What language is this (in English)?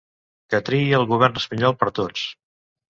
Catalan